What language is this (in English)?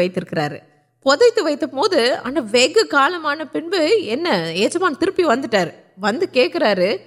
Urdu